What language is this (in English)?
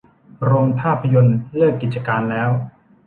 Thai